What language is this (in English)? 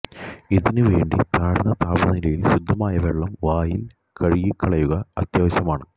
Malayalam